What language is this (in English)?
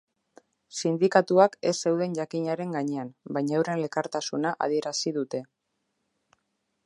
Basque